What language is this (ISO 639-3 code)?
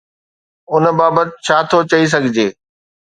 snd